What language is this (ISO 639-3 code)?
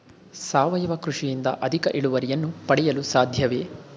kan